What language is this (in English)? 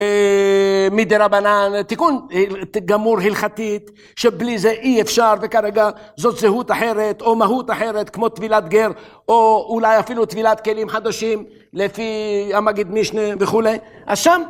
Hebrew